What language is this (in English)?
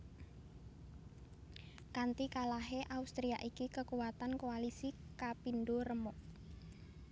Javanese